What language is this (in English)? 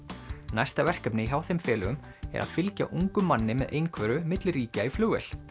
Icelandic